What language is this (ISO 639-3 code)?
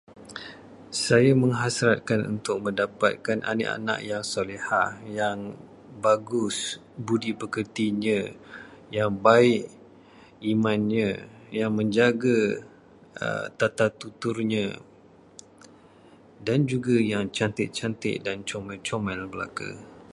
msa